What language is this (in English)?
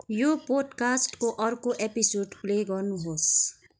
Nepali